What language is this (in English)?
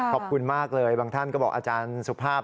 Thai